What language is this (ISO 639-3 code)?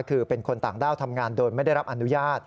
tha